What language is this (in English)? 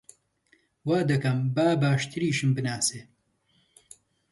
Central Kurdish